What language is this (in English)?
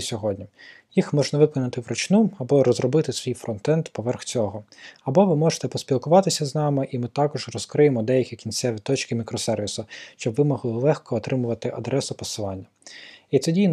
Ukrainian